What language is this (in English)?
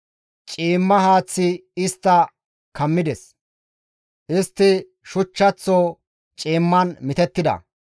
Gamo